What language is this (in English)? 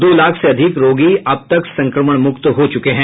Hindi